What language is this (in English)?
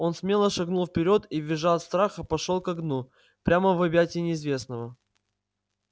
Russian